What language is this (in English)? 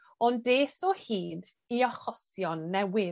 Welsh